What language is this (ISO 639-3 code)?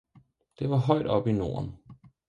dan